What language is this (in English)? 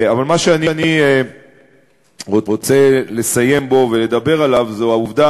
Hebrew